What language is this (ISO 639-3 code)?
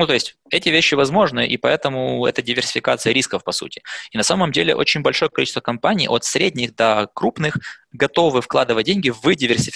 rus